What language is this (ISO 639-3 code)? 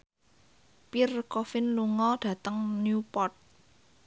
jav